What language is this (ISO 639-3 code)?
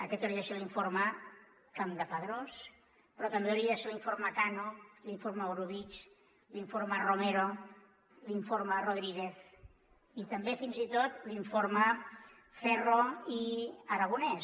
cat